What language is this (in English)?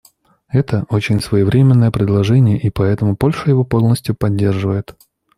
Russian